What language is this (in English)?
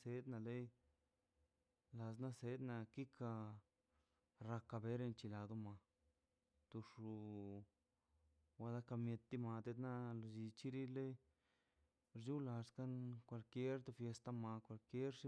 Mazaltepec Zapotec